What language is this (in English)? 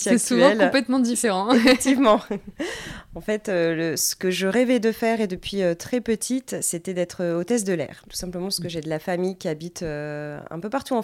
French